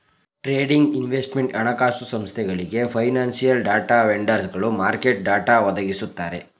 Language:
Kannada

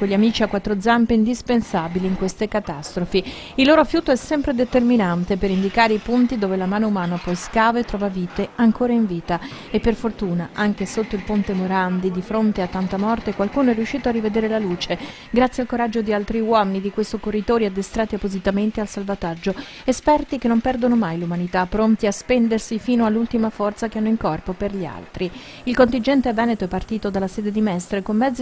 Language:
Italian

